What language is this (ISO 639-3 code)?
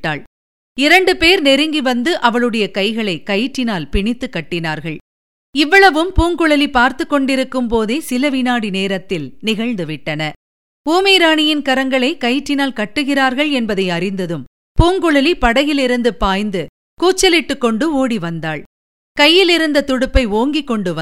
tam